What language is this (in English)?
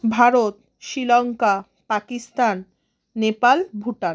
Bangla